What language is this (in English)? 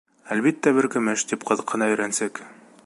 Bashkir